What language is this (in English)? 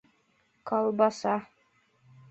Bashkir